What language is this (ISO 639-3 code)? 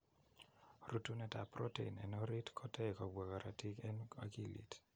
kln